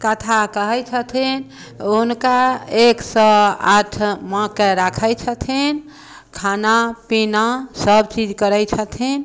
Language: Maithili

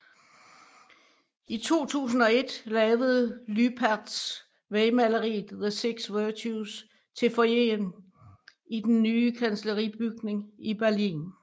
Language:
Danish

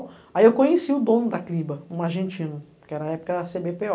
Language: Portuguese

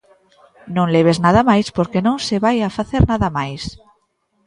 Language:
Galician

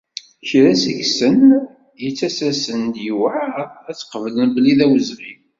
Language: Kabyle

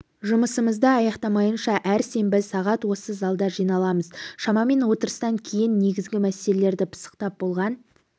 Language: Kazakh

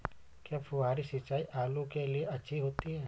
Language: Hindi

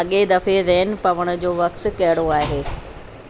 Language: Sindhi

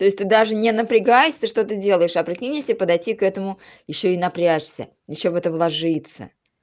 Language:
Russian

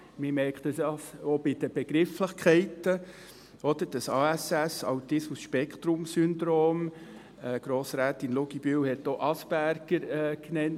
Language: Swiss German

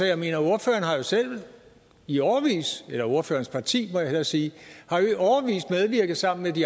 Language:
Danish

